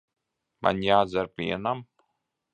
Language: Latvian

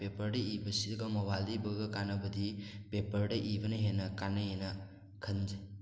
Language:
Manipuri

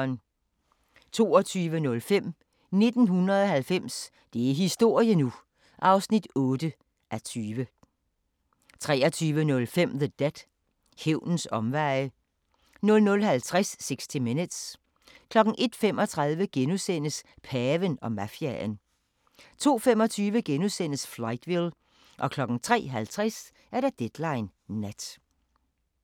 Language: Danish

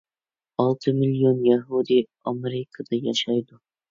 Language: Uyghur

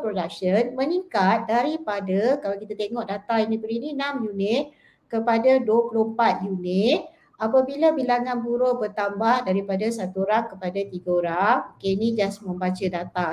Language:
Malay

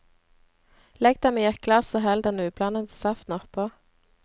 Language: Norwegian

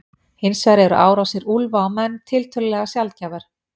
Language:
Icelandic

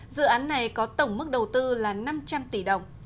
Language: Vietnamese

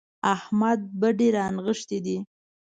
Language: Pashto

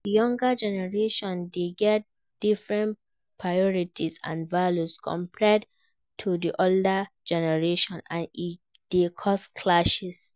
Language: Nigerian Pidgin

